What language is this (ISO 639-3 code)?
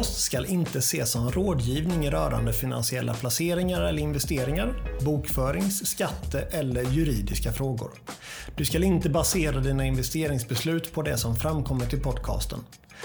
swe